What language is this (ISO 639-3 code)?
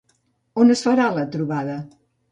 cat